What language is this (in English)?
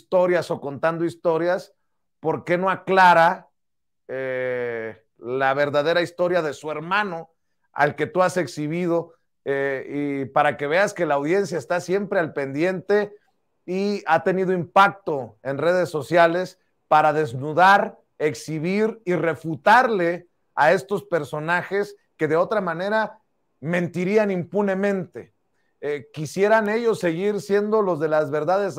Spanish